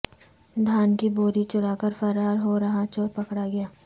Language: Urdu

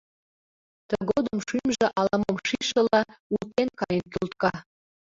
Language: Mari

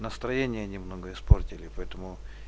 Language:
Russian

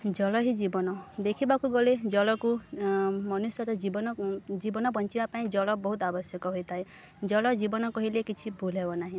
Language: Odia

